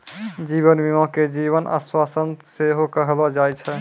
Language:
Maithili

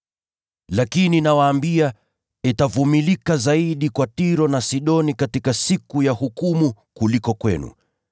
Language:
Swahili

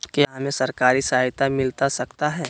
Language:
Magahi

